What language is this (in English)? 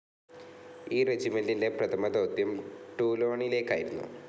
Malayalam